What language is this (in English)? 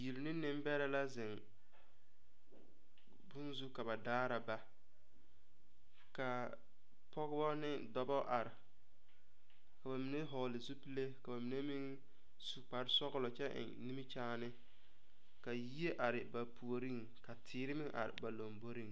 Southern Dagaare